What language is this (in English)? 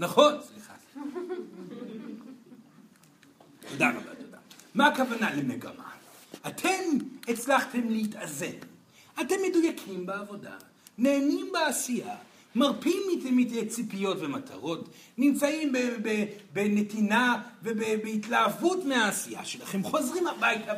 Hebrew